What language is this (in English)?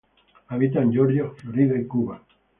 Spanish